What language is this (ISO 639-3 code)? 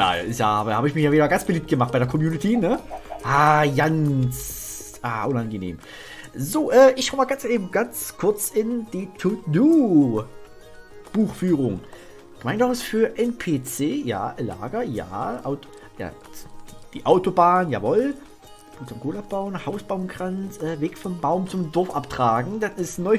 deu